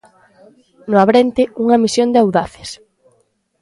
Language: Galician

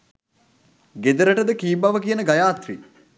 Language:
Sinhala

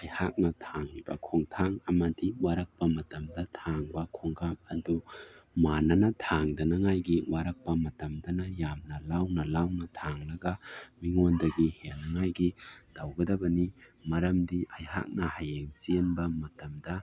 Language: Manipuri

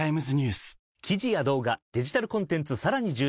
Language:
Japanese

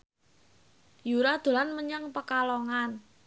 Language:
Javanese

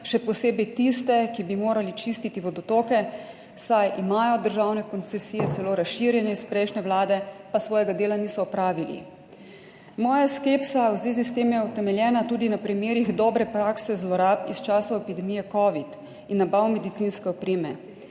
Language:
Slovenian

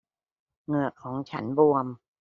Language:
Thai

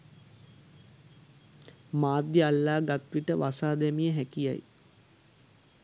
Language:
Sinhala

